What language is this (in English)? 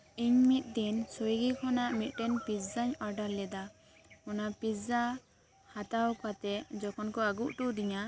Santali